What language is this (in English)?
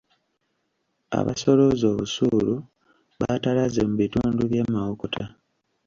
Ganda